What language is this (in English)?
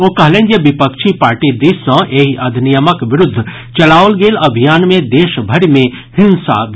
Maithili